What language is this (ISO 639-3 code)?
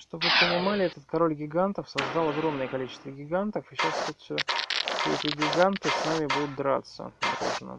rus